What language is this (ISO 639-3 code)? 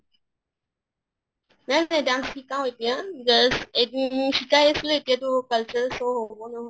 asm